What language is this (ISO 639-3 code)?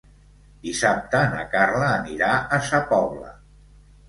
cat